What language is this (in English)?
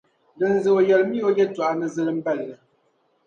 Dagbani